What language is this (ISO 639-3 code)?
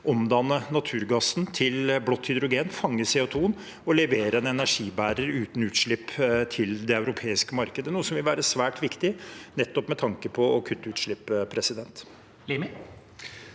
nor